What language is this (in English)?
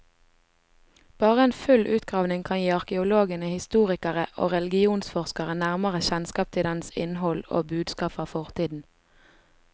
Norwegian